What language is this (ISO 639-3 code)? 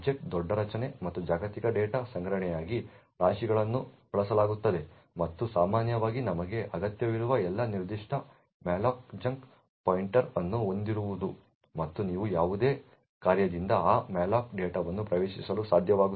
kan